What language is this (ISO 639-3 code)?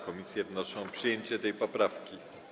pol